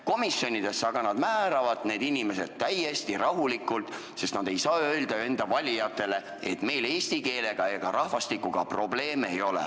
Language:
Estonian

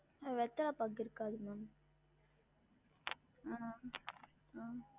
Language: Tamil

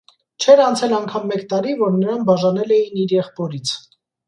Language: Armenian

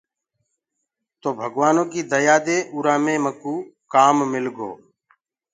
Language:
Gurgula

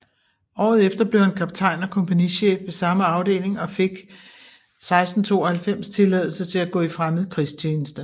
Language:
Danish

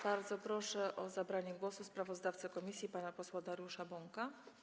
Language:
Polish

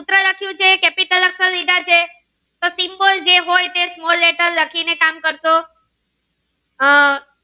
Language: Gujarati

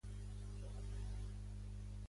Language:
Catalan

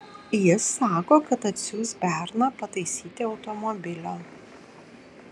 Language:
Lithuanian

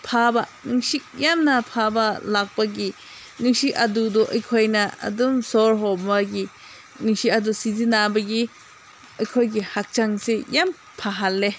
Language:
Manipuri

